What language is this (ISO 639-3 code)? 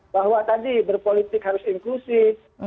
ind